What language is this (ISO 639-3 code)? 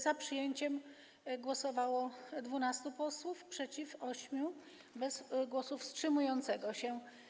pol